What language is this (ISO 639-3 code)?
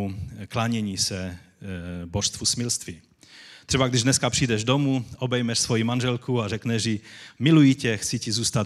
ces